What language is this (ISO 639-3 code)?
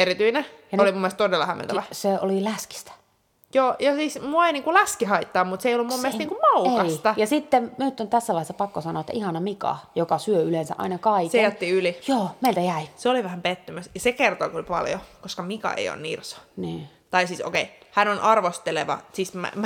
fin